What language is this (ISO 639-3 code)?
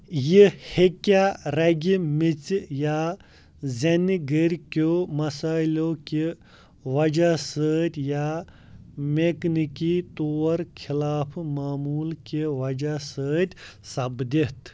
kas